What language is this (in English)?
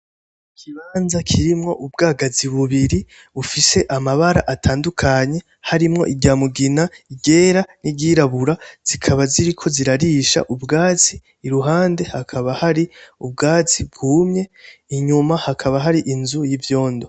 Rundi